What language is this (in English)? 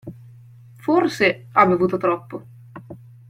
Italian